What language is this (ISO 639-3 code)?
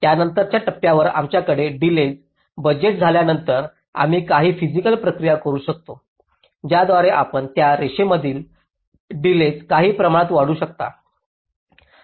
mar